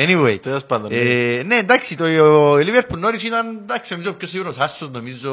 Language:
Greek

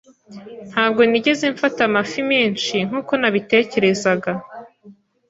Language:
Kinyarwanda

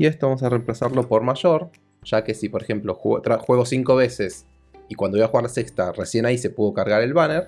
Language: Spanish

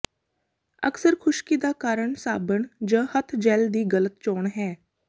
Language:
Punjabi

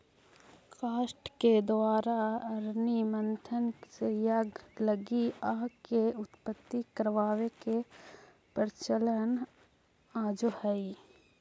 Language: Magahi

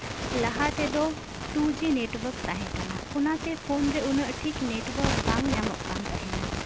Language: Santali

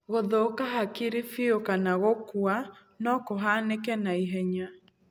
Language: Kikuyu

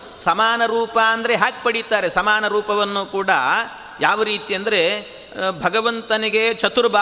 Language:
Kannada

